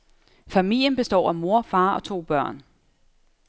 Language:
Danish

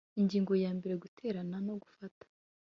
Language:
Kinyarwanda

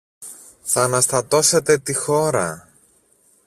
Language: Greek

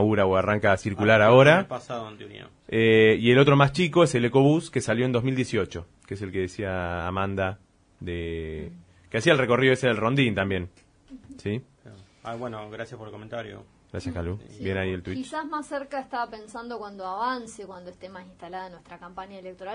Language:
Spanish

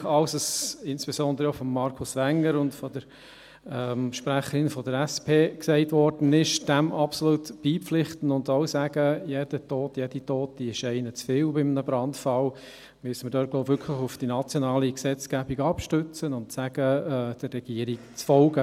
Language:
Swiss German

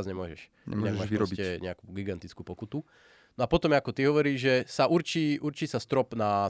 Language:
Slovak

